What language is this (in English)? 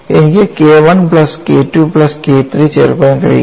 Malayalam